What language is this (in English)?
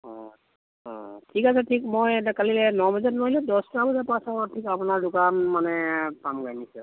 Assamese